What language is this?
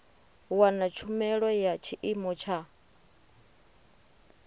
Venda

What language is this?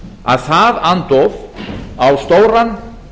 Icelandic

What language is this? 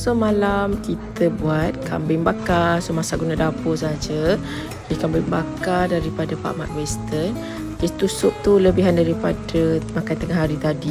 Malay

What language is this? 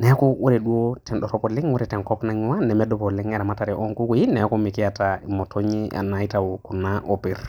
Masai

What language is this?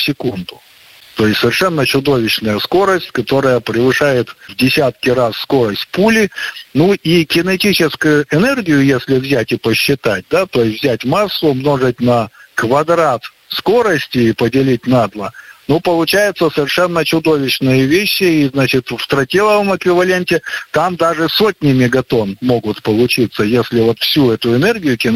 Russian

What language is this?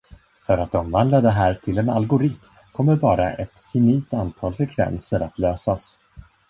Swedish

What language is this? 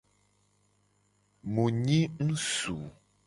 Gen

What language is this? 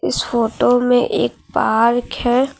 Hindi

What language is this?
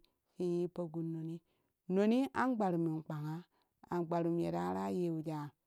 Kushi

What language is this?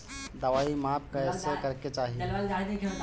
Bhojpuri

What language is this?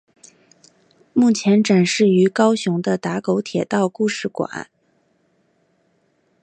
Chinese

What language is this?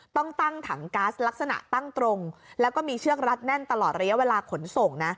Thai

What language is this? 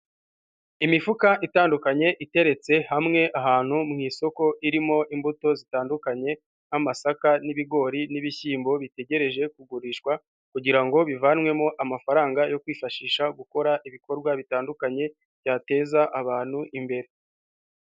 Kinyarwanda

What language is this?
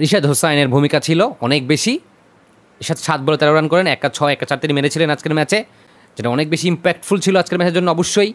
Bangla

